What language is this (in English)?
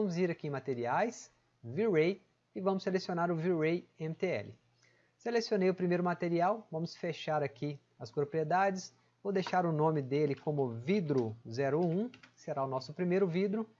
Portuguese